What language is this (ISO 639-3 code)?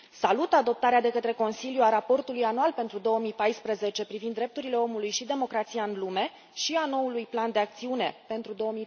ron